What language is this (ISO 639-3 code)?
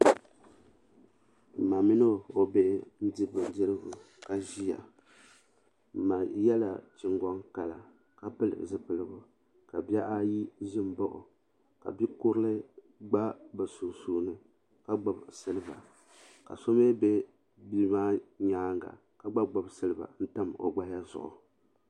dag